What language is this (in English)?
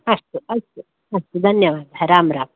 Sanskrit